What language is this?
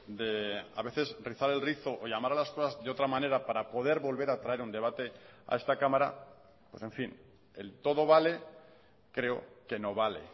Spanish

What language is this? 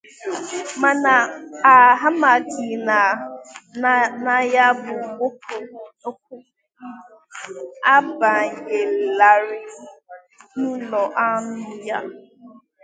Igbo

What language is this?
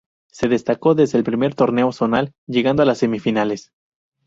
Spanish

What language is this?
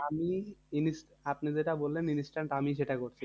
Bangla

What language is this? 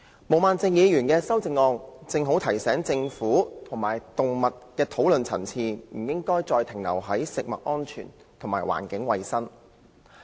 Cantonese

